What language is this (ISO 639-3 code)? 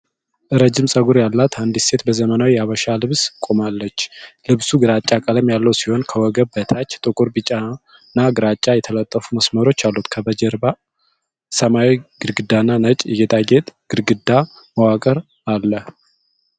amh